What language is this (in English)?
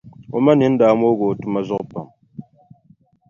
Dagbani